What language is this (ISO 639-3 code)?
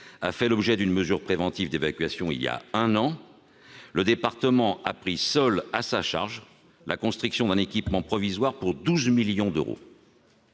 fra